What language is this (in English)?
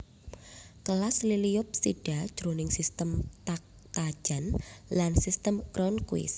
Javanese